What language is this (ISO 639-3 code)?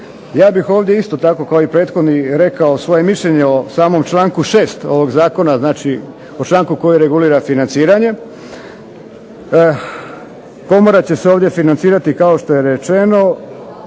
hrv